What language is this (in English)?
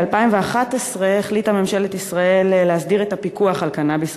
Hebrew